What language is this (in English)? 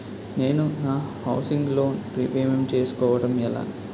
Telugu